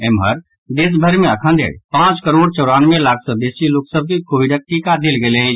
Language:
Maithili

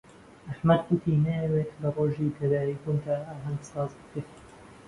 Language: Central Kurdish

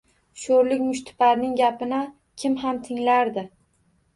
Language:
Uzbek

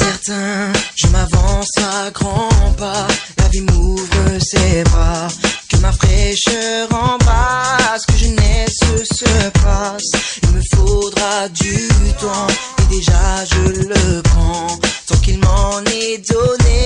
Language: Arabic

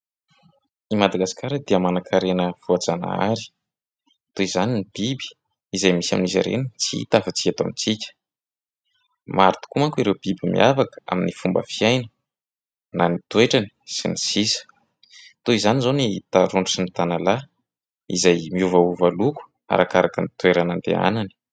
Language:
Malagasy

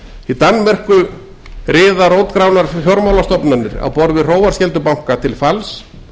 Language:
Icelandic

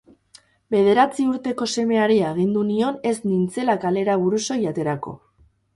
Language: Basque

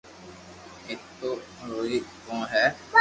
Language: Loarki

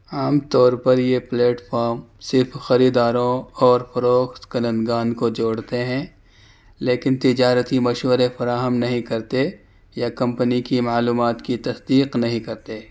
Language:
Urdu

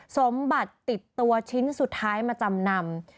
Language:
Thai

